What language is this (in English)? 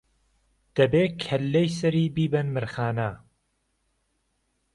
Central Kurdish